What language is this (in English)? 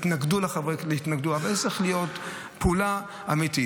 Hebrew